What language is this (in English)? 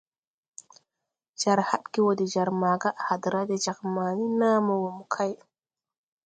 Tupuri